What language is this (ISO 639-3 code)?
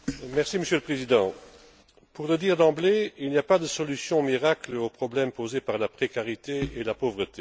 fra